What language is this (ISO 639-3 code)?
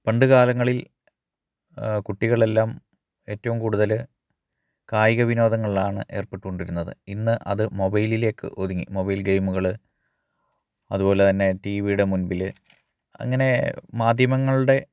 mal